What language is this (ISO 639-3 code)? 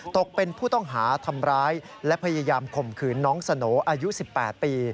tha